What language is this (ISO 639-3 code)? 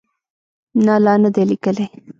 pus